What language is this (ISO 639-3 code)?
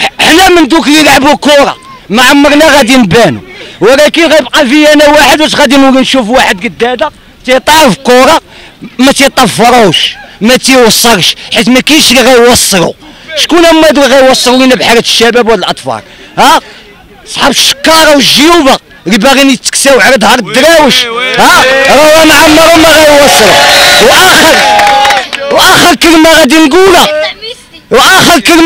ara